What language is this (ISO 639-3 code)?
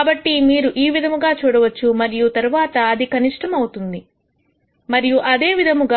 tel